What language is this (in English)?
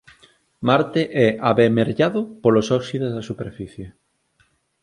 Galician